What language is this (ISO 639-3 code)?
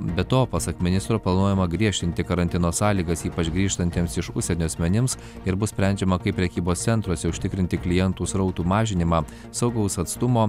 lit